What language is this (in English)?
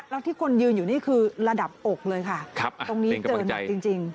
Thai